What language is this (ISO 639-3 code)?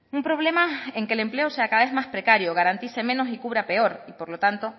spa